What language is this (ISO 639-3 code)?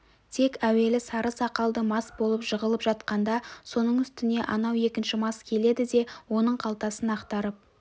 kaz